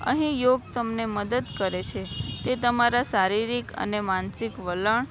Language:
Gujarati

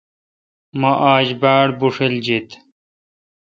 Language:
Kalkoti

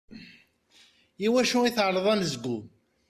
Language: Kabyle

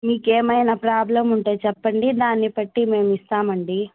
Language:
Telugu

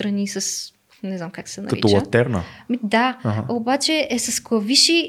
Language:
Bulgarian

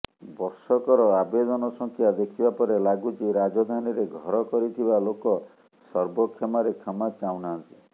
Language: Odia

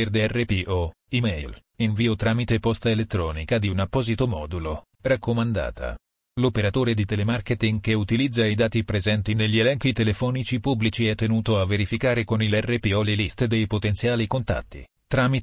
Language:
Italian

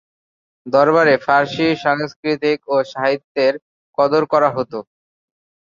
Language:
Bangla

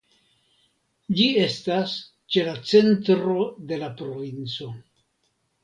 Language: Esperanto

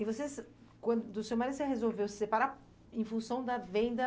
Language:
Portuguese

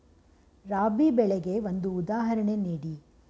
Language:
Kannada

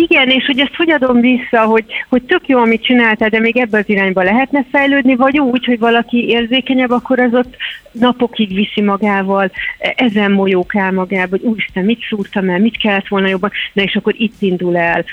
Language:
Hungarian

